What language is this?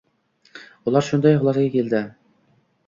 Uzbek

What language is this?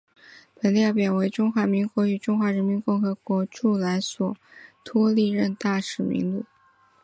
Chinese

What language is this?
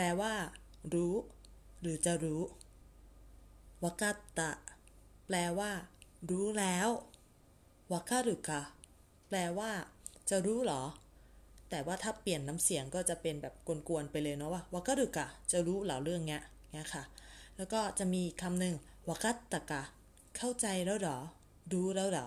Thai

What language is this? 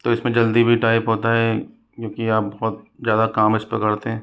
Hindi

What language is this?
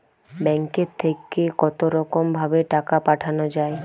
Bangla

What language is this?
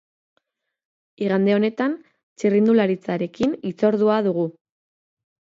Basque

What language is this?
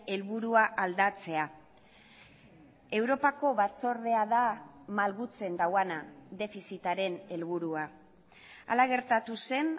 Basque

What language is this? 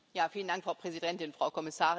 German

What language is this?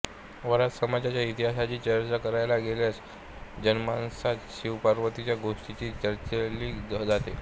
Marathi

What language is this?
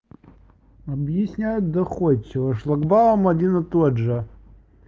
Russian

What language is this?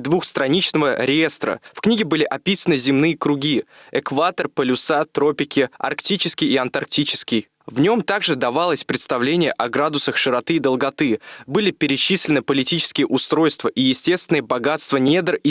Russian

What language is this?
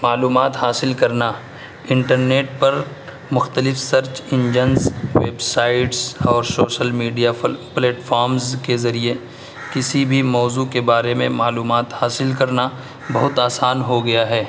Urdu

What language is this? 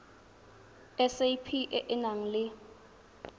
Tswana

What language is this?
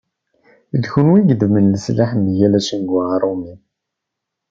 Kabyle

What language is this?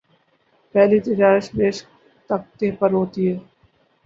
Urdu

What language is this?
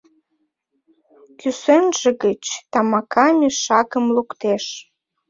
Mari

